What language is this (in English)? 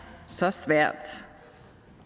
Danish